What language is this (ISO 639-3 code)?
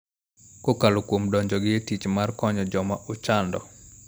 luo